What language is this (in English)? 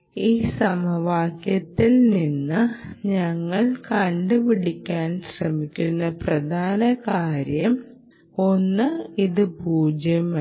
Malayalam